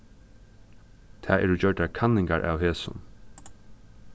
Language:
Faroese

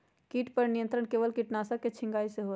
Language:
Magahi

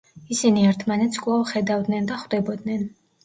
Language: Georgian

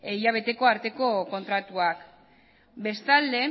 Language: Basque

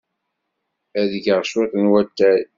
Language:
Kabyle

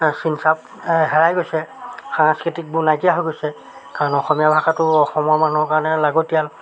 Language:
Assamese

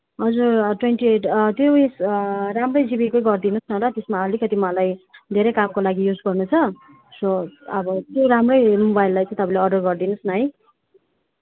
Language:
Nepali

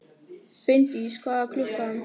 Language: Icelandic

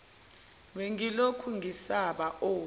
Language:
Zulu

